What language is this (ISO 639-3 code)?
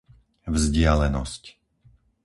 slk